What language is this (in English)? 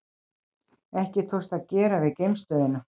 Icelandic